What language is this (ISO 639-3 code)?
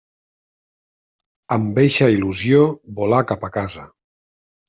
cat